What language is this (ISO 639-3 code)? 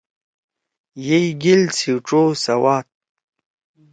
trw